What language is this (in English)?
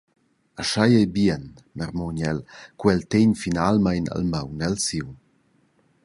Romansh